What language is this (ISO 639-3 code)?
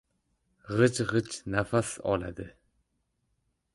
uzb